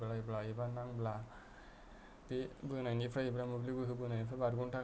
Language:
Bodo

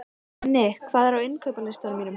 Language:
Icelandic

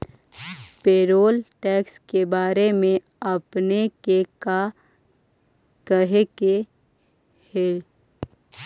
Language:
Magahi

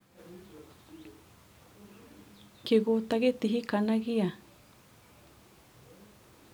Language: Kikuyu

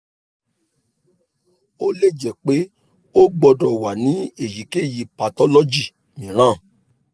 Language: Yoruba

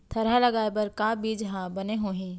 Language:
Chhattisgarhi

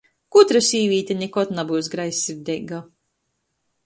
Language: Latgalian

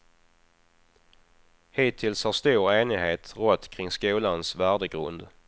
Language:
Swedish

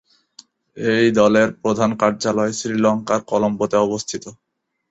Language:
Bangla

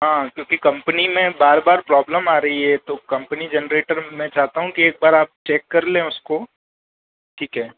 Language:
Hindi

